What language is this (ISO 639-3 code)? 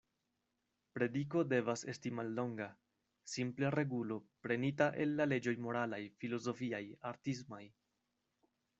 epo